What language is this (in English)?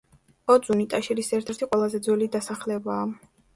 Georgian